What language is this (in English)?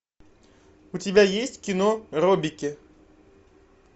Russian